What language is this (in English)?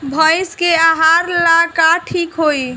Bhojpuri